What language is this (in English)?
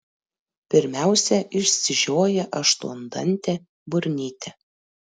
Lithuanian